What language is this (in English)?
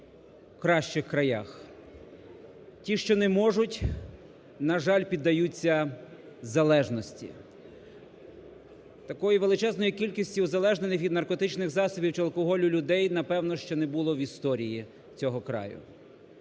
Ukrainian